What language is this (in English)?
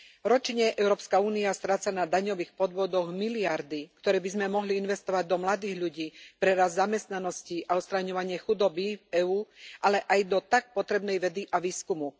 Slovak